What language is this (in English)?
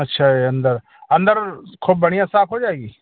Hindi